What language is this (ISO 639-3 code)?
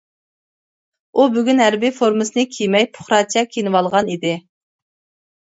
uig